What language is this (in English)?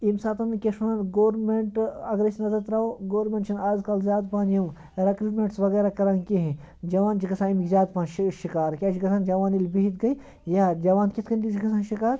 Kashmiri